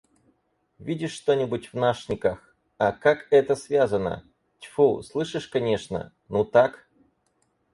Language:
Russian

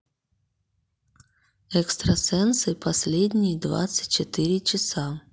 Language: Russian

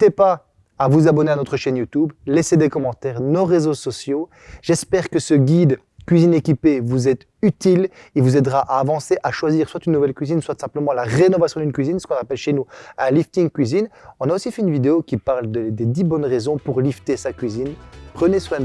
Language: French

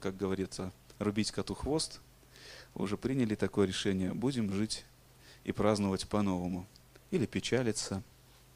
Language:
Russian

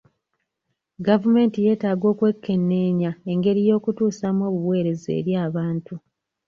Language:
Ganda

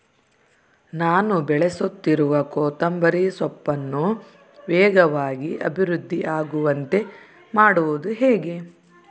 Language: Kannada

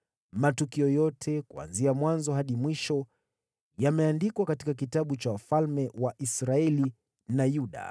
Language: Swahili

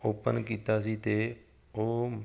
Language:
Punjabi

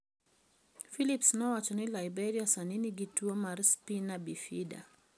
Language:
Luo (Kenya and Tanzania)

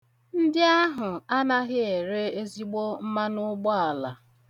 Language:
Igbo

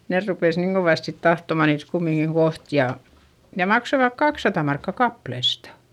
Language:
Finnish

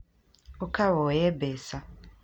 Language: Kikuyu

